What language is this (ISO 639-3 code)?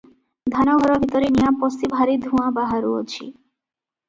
ori